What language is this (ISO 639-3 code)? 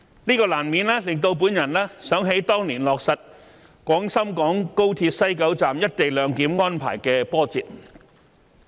yue